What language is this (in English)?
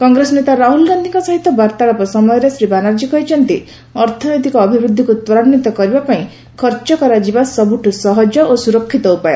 Odia